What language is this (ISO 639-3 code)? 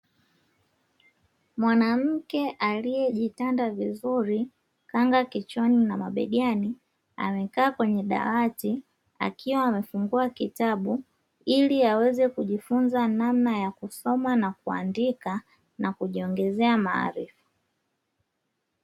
swa